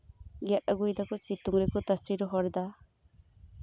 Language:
Santali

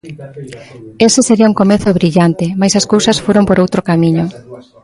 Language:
Galician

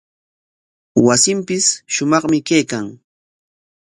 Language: Corongo Ancash Quechua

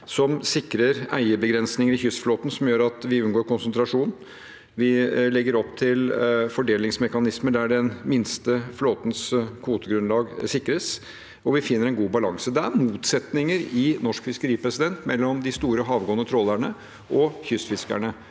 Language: Norwegian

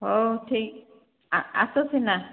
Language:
Odia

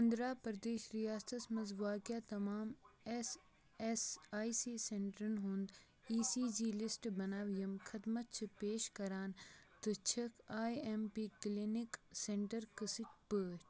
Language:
Kashmiri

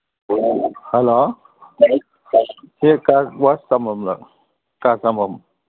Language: Manipuri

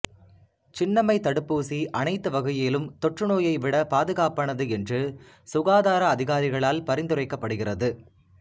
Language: Tamil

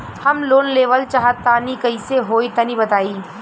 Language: Bhojpuri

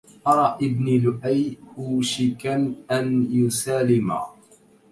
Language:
Arabic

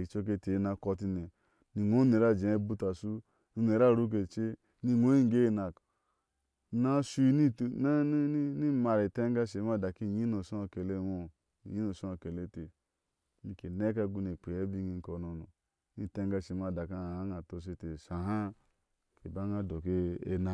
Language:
Ashe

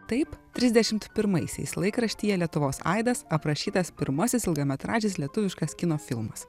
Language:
Lithuanian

